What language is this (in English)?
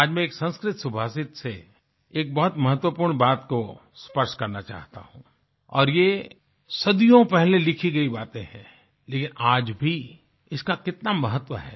Hindi